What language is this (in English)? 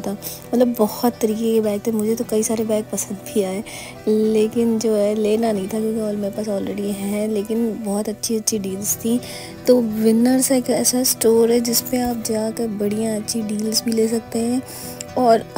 Hindi